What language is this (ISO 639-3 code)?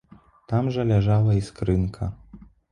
bel